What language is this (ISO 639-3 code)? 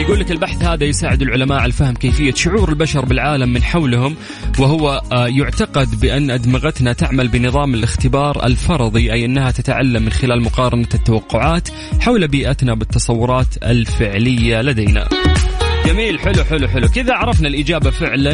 ara